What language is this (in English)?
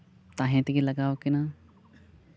Santali